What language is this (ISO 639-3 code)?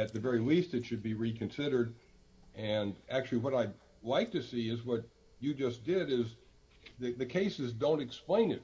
eng